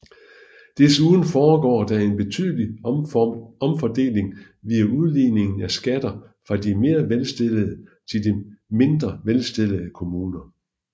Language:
Danish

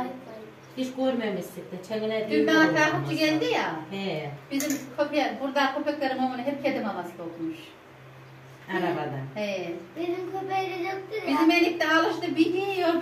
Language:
Turkish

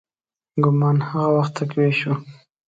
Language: Pashto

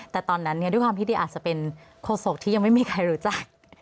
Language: Thai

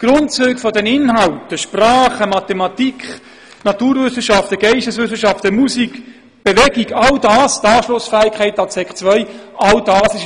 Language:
Swiss German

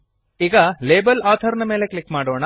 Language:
Kannada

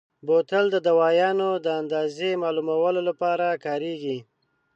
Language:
Pashto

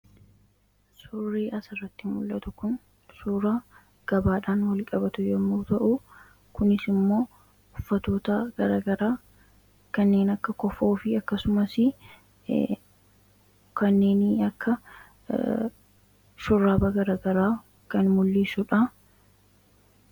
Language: Oromo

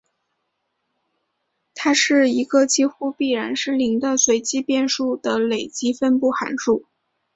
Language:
Chinese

